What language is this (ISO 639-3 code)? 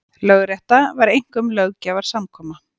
isl